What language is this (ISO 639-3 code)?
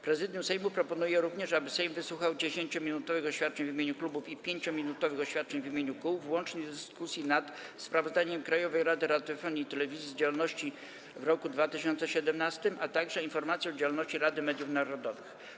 pol